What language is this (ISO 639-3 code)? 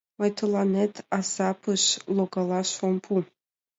chm